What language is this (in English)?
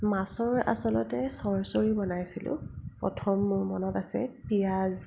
Assamese